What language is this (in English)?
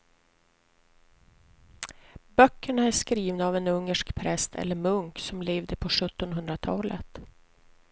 Swedish